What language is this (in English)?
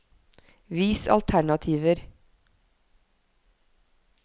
Norwegian